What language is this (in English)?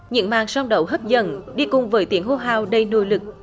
Vietnamese